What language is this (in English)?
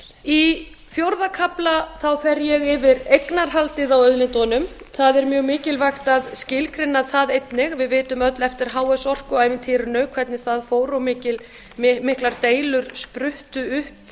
Icelandic